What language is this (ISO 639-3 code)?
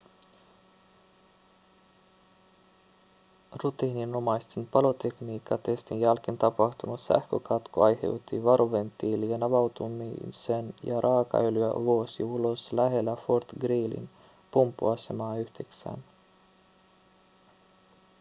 fin